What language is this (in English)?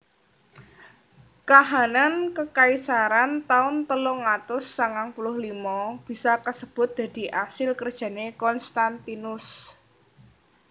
Javanese